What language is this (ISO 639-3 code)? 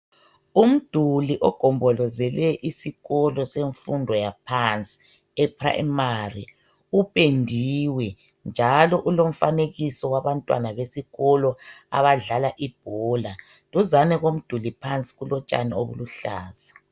nde